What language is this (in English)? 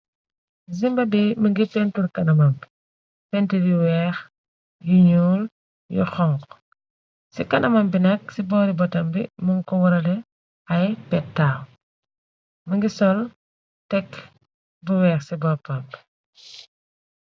Wolof